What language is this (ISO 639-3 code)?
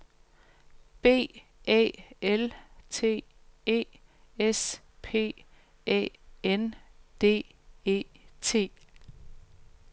dan